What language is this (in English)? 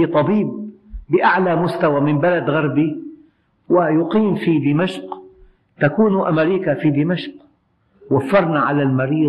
Arabic